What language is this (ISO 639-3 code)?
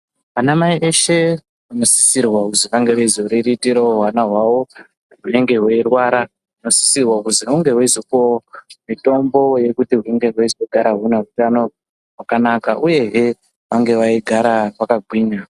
ndc